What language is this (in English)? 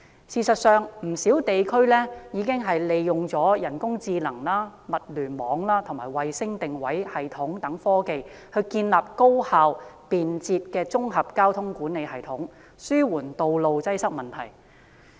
Cantonese